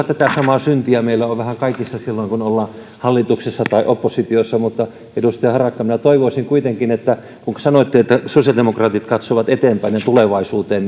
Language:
Finnish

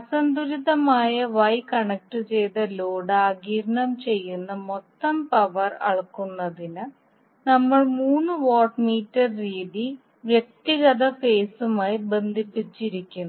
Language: Malayalam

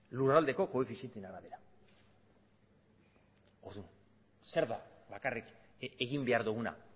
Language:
Basque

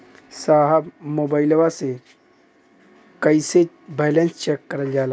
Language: Bhojpuri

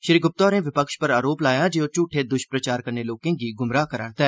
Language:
Dogri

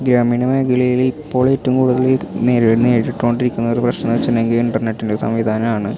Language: Malayalam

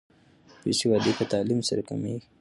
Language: Pashto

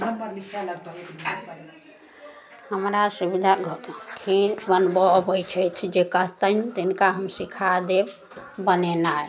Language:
Maithili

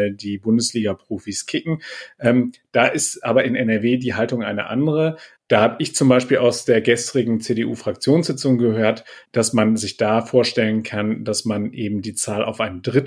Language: German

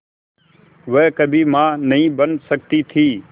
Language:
Hindi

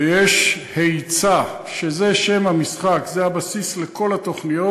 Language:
Hebrew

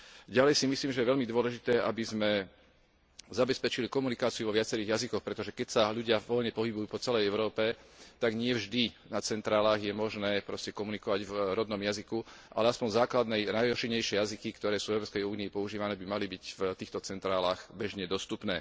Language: Slovak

